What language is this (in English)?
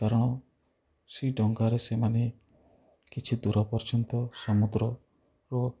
Odia